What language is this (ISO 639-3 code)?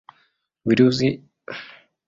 swa